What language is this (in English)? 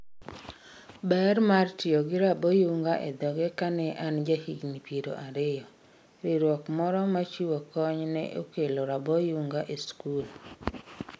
Luo (Kenya and Tanzania)